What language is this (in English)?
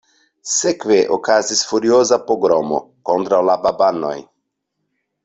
Esperanto